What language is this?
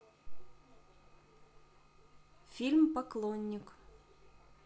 Russian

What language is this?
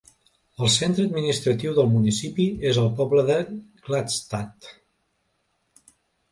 Catalan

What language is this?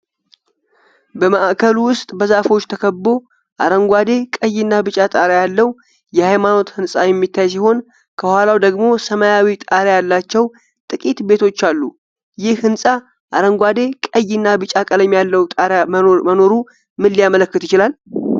Amharic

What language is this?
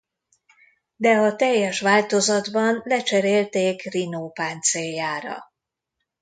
Hungarian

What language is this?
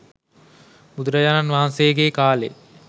Sinhala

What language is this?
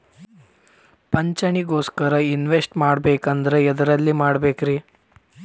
Kannada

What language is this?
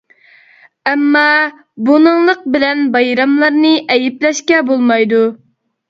Uyghur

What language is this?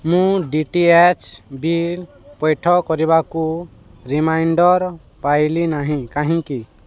Odia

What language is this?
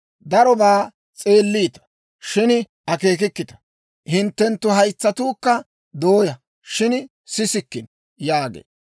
Dawro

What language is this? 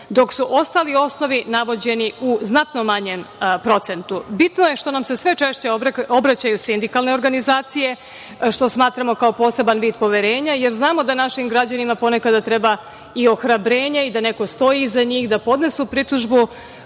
Serbian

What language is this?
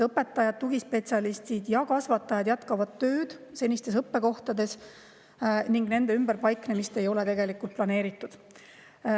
Estonian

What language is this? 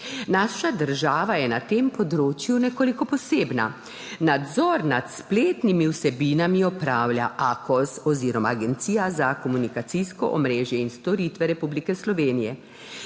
Slovenian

